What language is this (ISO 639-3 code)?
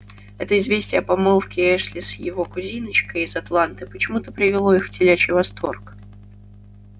rus